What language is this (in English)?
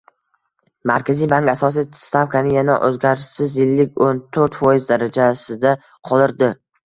Uzbek